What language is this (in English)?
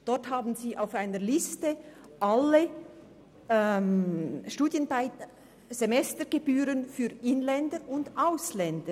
Swiss German